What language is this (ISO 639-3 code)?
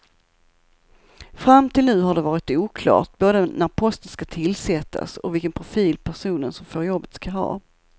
swe